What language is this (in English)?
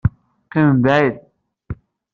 Kabyle